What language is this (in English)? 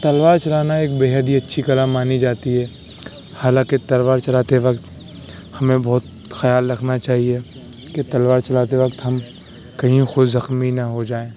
Urdu